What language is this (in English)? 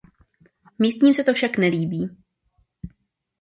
Czech